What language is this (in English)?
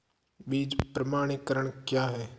Hindi